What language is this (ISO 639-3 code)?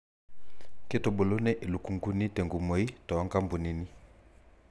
mas